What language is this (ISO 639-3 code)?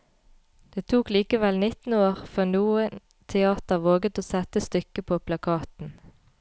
nor